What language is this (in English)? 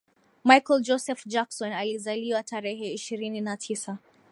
Swahili